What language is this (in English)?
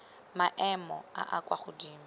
Tswana